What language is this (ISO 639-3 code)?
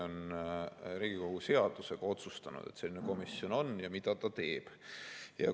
est